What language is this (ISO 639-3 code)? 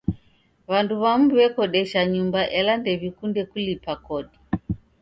dav